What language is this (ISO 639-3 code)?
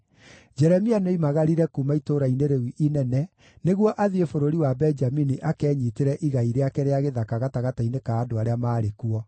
kik